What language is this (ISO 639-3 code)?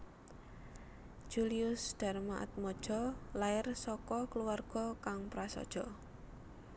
jav